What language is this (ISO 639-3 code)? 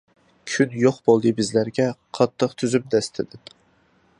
uig